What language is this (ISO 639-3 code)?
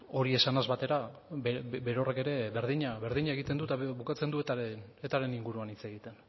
eus